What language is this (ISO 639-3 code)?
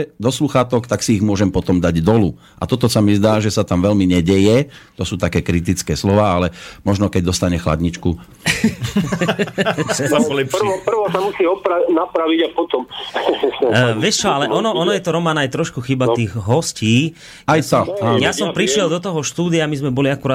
slk